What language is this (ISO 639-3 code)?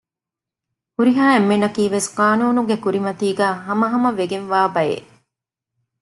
div